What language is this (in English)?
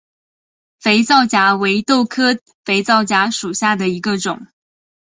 Chinese